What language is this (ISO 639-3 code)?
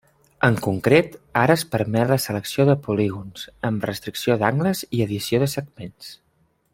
cat